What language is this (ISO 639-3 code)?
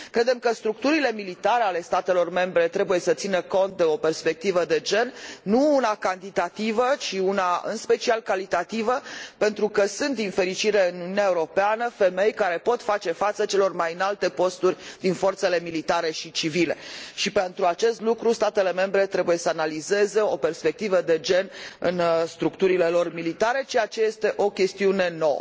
ron